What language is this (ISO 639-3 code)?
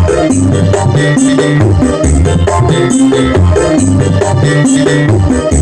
ind